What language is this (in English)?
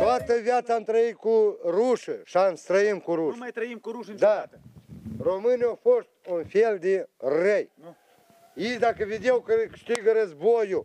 Romanian